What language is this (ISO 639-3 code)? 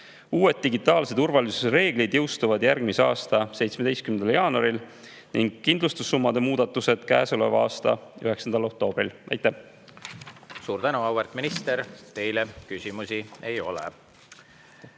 est